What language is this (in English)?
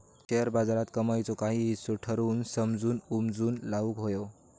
Marathi